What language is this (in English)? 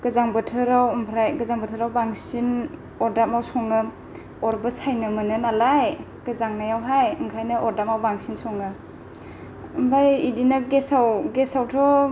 Bodo